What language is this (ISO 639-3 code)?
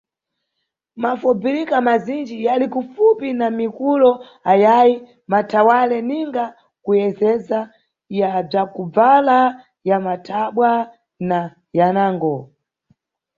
nyu